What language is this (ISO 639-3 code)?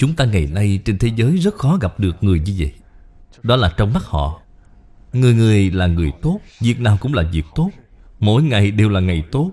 vie